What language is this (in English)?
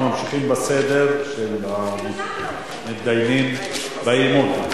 Hebrew